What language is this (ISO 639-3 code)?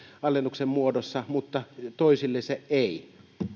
fin